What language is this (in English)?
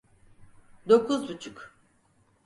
Turkish